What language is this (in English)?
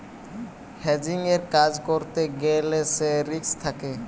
Bangla